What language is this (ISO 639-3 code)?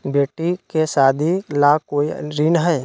mag